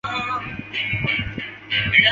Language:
Chinese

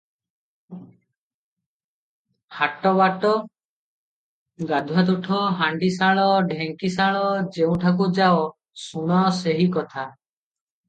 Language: Odia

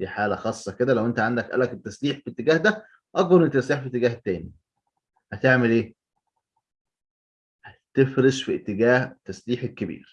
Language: Arabic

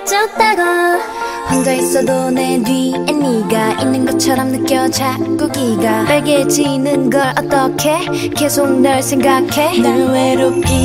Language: Korean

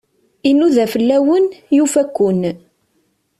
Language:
Kabyle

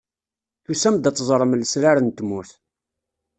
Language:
Kabyle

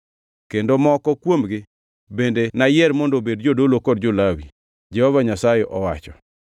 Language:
Luo (Kenya and Tanzania)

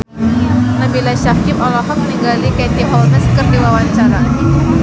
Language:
Sundanese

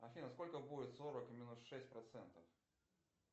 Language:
Russian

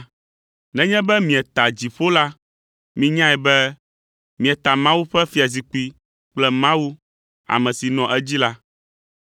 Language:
Ewe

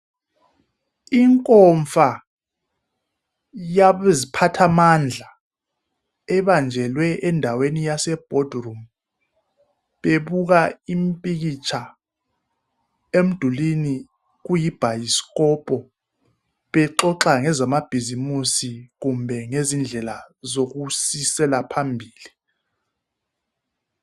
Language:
North Ndebele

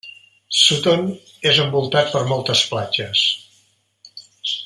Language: Catalan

